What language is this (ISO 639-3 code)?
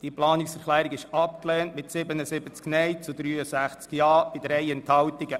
gsw